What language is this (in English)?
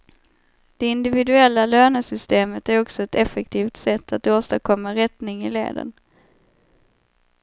Swedish